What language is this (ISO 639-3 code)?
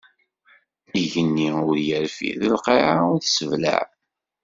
kab